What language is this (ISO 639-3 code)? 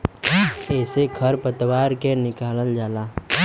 bho